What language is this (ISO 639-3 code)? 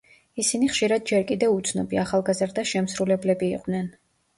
kat